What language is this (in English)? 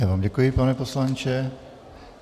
Czech